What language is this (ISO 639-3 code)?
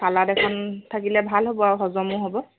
asm